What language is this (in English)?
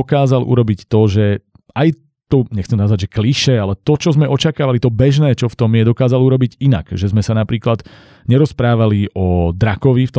Slovak